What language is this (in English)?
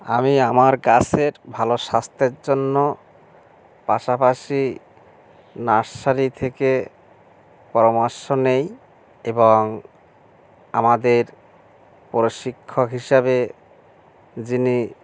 Bangla